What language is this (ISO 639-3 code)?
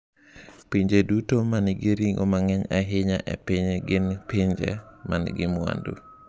luo